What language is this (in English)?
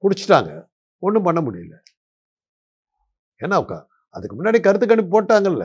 Tamil